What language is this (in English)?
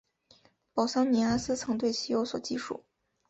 Chinese